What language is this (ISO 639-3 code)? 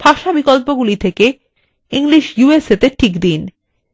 ben